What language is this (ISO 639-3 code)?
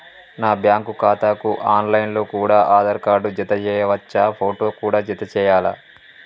tel